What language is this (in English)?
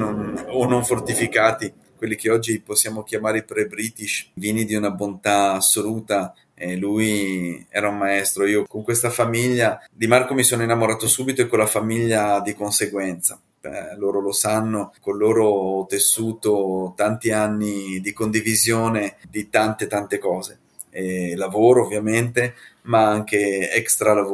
Italian